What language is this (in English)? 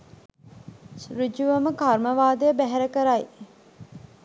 Sinhala